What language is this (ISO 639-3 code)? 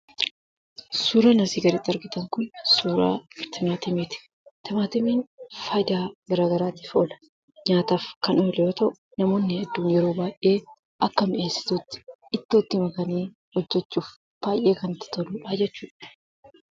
orm